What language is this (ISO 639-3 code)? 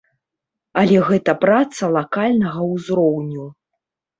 bel